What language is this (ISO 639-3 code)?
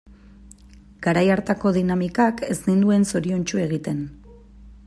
eus